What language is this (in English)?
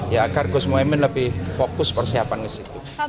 Indonesian